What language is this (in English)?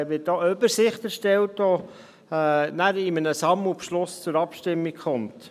Swiss German